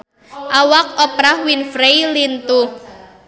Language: Sundanese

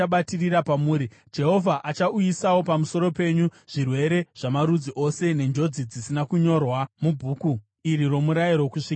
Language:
Shona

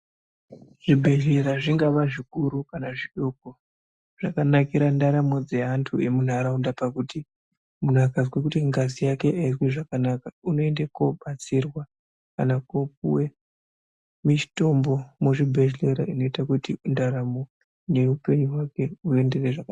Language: Ndau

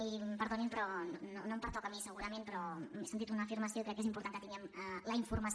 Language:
Catalan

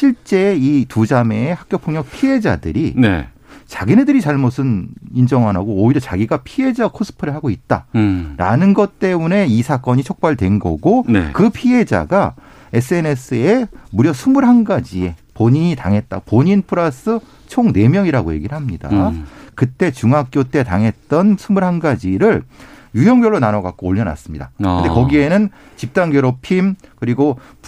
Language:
Korean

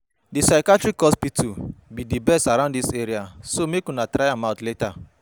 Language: Nigerian Pidgin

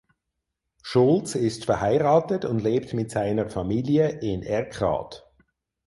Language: German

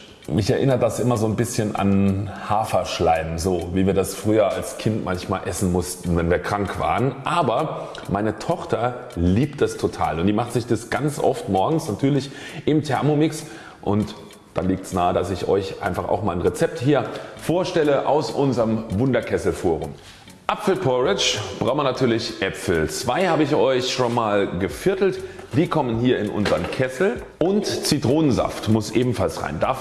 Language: German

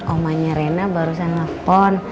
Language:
Indonesian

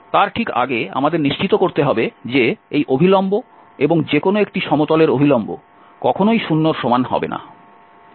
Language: Bangla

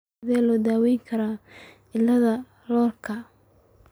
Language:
Somali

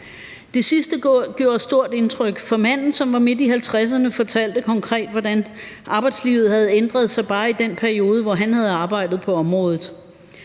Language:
Danish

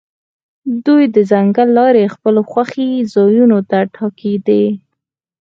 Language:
Pashto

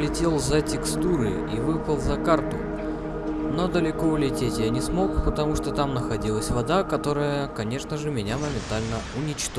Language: Russian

